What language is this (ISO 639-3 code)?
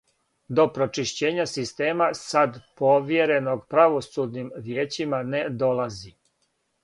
srp